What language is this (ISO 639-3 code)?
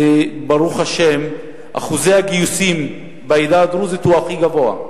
heb